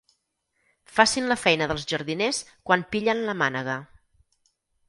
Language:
Catalan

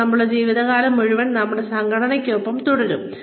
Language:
Malayalam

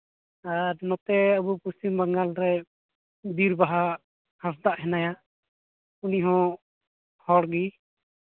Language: Santali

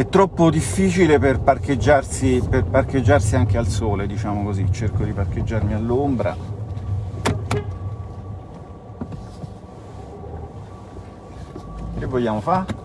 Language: Italian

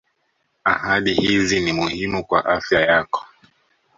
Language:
Swahili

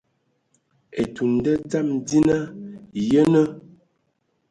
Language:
Ewondo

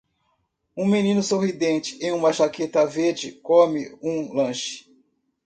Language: Portuguese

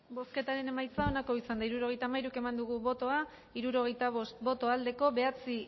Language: Basque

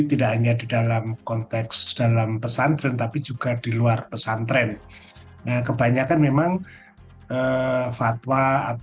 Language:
Indonesian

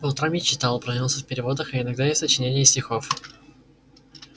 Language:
Russian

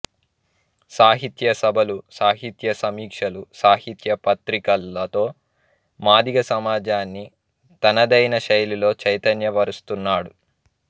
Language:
Telugu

